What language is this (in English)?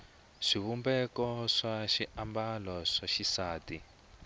Tsonga